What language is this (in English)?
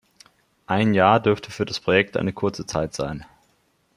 German